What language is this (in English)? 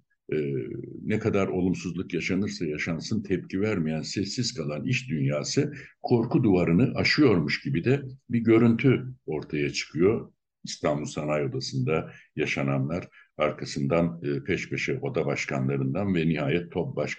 Turkish